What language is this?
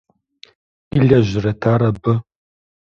Kabardian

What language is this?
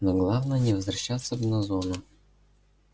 Russian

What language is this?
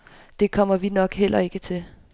Danish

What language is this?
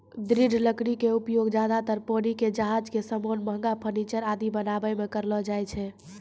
Maithili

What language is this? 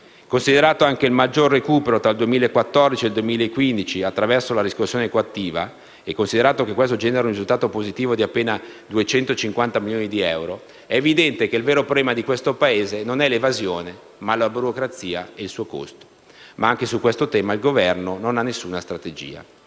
Italian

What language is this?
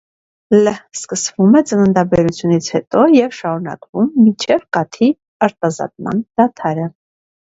Armenian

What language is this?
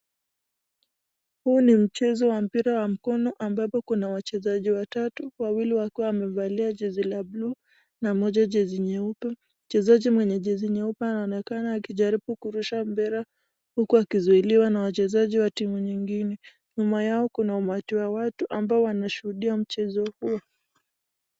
Swahili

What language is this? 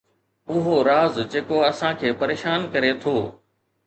Sindhi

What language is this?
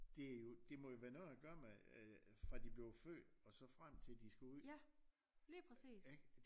Danish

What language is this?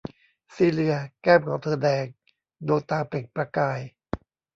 Thai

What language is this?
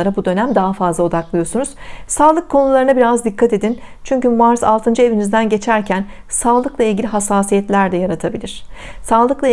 Turkish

